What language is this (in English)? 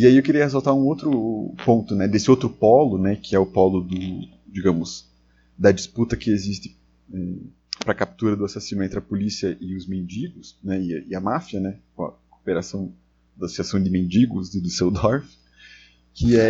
Portuguese